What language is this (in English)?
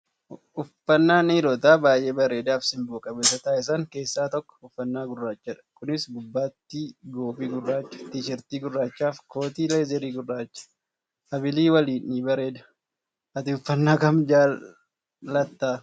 Oromo